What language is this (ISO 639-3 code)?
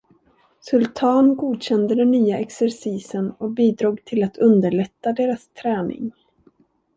swe